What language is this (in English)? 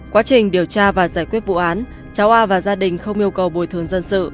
Vietnamese